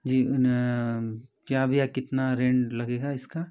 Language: Hindi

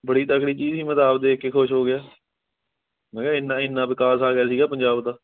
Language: Punjabi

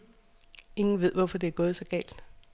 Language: Danish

